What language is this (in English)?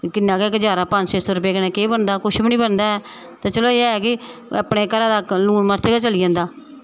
Dogri